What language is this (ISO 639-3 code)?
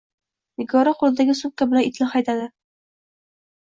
uzb